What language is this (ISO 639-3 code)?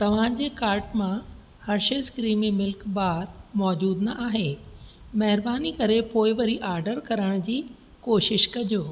snd